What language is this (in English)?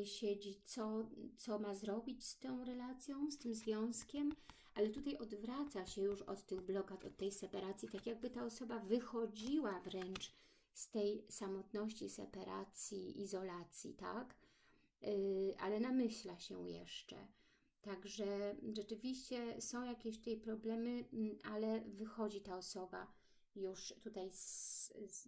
Polish